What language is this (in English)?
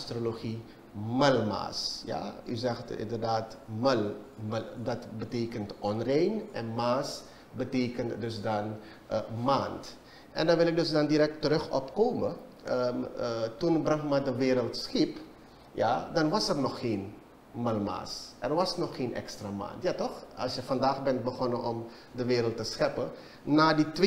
Dutch